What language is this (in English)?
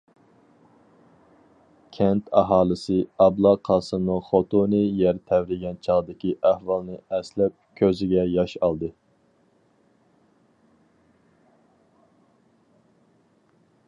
Uyghur